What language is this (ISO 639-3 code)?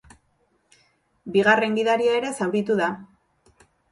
eus